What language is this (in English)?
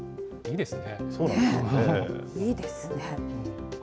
Japanese